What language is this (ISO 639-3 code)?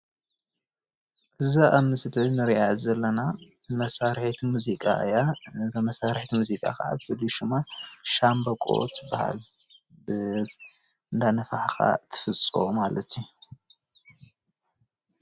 tir